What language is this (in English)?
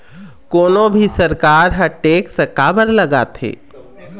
Chhattisgarhi